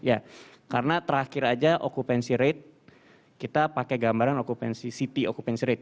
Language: Indonesian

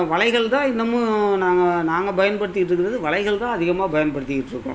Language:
Tamil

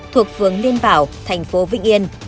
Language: Vietnamese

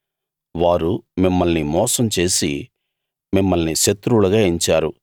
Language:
Telugu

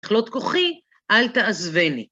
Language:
Hebrew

